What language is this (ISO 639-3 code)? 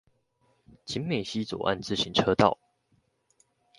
zho